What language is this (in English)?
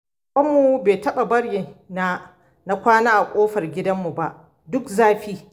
Hausa